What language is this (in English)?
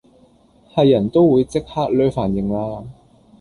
Cantonese